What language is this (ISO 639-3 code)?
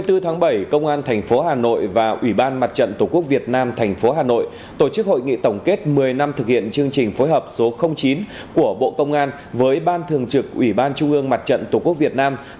vie